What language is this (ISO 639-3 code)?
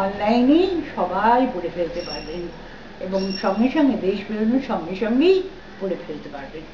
ben